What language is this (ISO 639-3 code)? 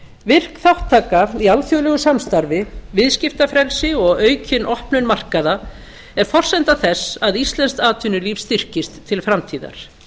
isl